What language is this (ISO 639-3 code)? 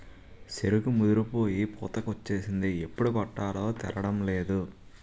tel